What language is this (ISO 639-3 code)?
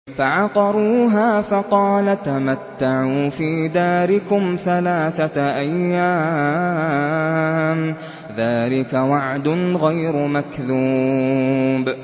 ara